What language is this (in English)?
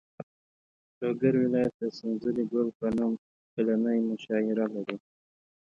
Pashto